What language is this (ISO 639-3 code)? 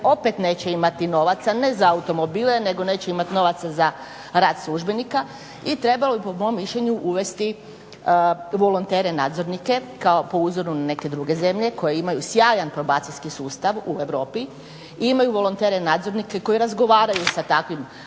hrv